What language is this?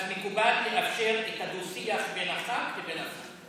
Hebrew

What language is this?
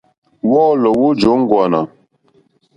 Mokpwe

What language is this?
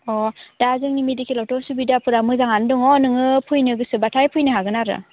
Bodo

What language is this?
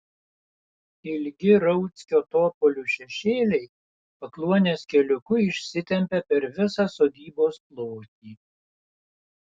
Lithuanian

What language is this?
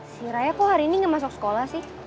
Indonesian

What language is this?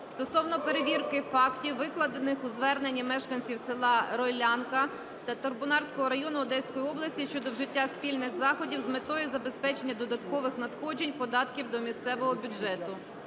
Ukrainian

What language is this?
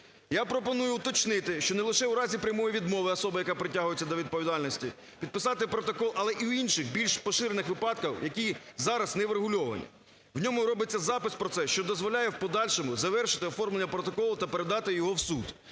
Ukrainian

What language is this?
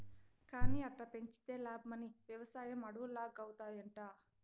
Telugu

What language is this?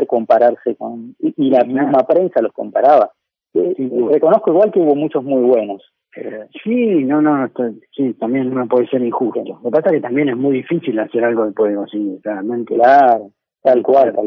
Spanish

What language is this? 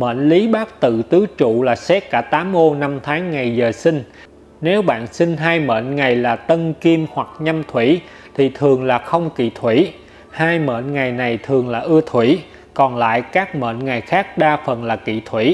Vietnamese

